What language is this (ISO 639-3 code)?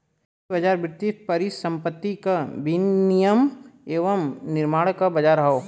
bho